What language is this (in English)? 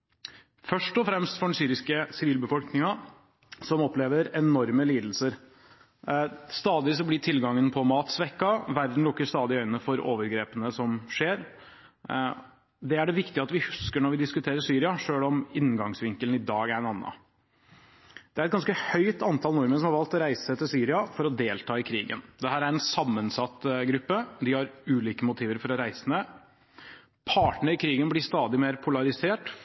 Norwegian Bokmål